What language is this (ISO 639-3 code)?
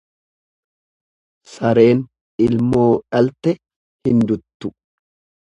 orm